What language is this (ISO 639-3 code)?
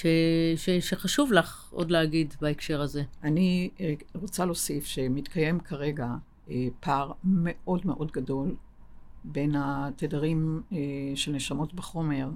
heb